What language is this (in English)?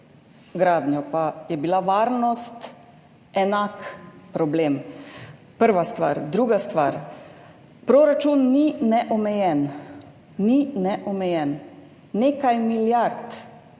Slovenian